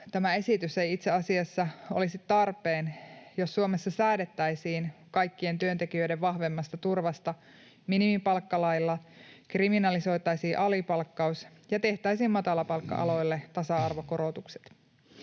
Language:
Finnish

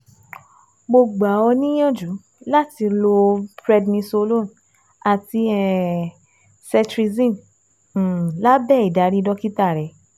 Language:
Yoruba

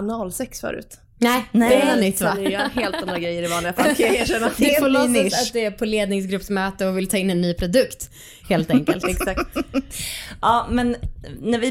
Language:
Swedish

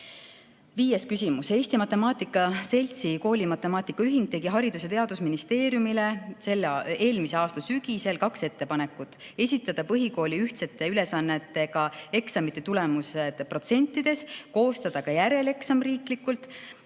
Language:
Estonian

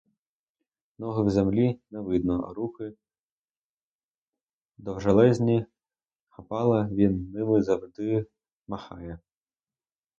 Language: Ukrainian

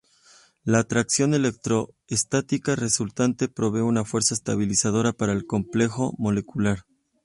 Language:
Spanish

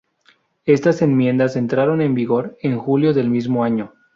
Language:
Spanish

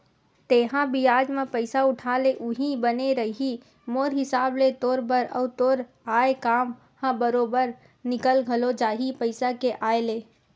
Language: Chhattisgarhi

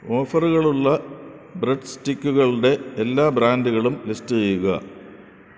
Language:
Malayalam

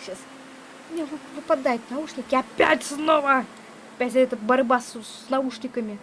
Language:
Russian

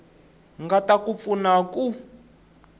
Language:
Tsonga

